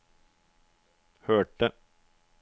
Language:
Norwegian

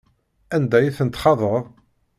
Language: Kabyle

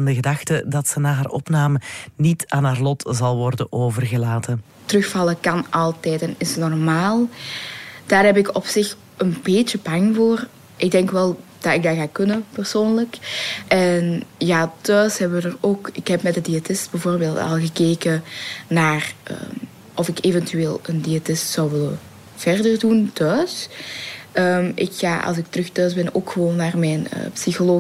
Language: Dutch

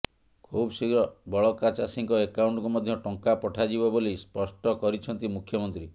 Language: Odia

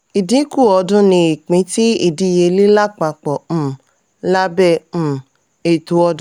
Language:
Yoruba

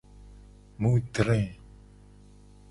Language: Gen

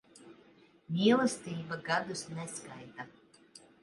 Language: Latvian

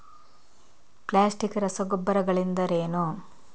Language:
Kannada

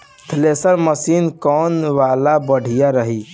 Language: Bhojpuri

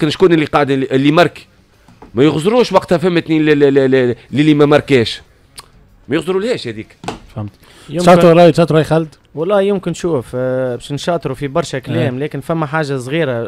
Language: Arabic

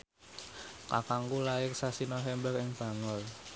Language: Javanese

